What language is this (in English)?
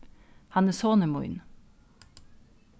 Faroese